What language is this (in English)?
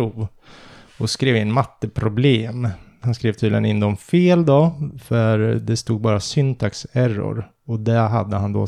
Swedish